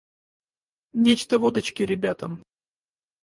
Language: Russian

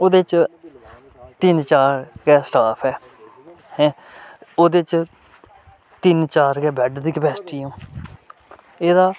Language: Dogri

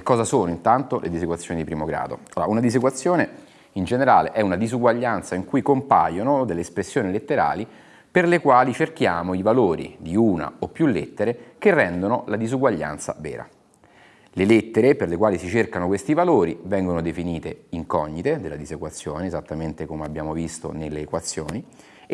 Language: Italian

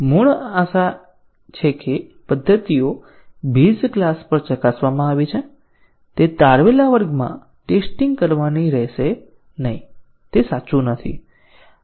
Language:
Gujarati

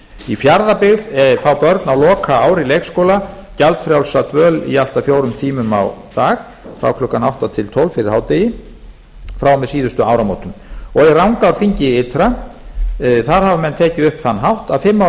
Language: Icelandic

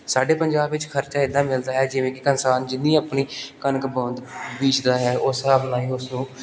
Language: Punjabi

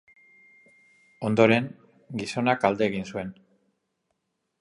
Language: Basque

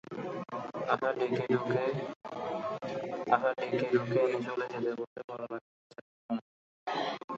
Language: Bangla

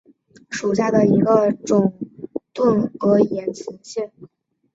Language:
Chinese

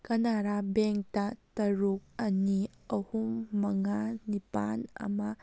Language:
Manipuri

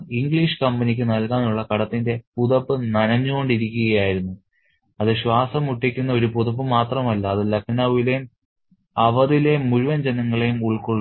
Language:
Malayalam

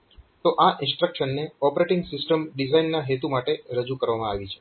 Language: Gujarati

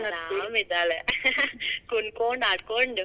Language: Kannada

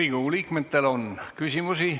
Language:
Estonian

